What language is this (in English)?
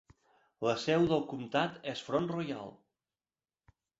Catalan